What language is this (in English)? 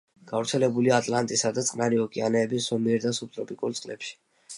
Georgian